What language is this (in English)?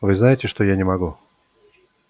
Russian